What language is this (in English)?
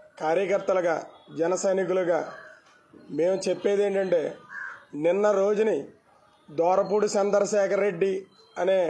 Telugu